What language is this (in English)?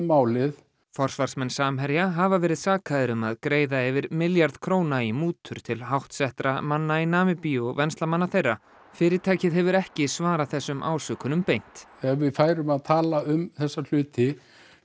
Icelandic